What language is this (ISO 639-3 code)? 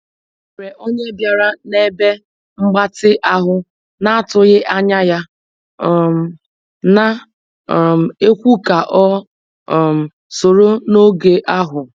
ibo